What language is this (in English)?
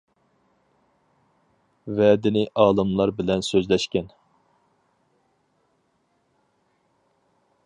Uyghur